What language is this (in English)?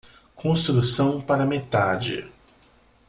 Portuguese